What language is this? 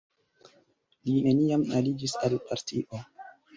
Esperanto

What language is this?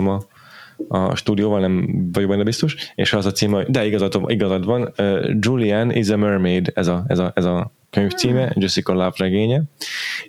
Hungarian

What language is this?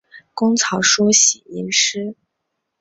Chinese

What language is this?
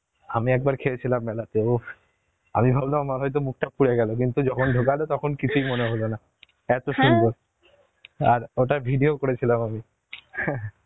Bangla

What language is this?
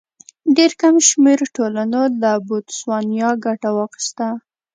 Pashto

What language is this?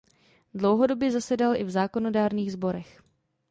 Czech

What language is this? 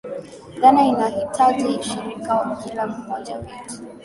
Swahili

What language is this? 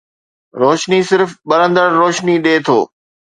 Sindhi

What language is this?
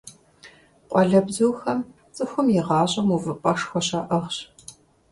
Kabardian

